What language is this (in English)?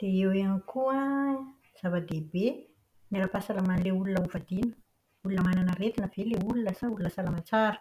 Malagasy